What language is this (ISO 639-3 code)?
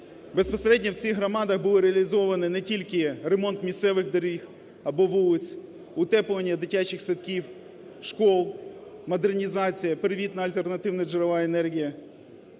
ukr